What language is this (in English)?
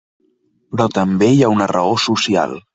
Catalan